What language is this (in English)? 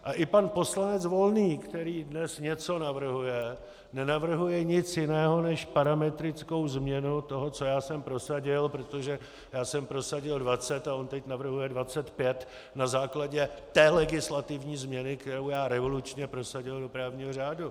Czech